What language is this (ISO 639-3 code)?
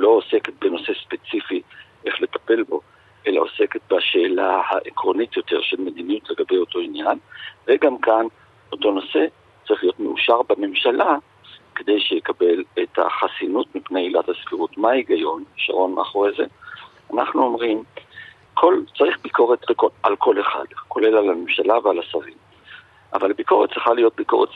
heb